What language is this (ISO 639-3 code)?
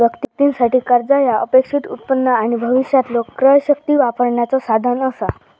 mar